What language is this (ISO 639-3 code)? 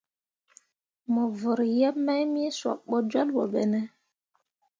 mua